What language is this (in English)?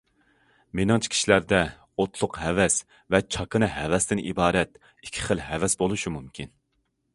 Uyghur